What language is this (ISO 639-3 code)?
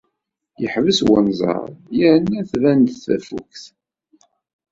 kab